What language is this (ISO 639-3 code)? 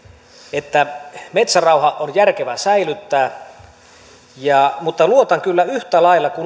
fin